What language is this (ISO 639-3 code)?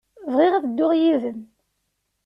kab